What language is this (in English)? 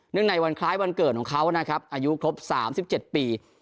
Thai